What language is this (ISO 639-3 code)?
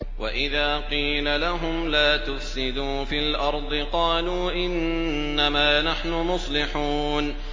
ara